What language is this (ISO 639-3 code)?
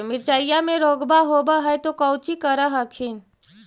mag